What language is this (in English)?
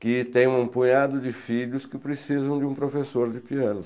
Portuguese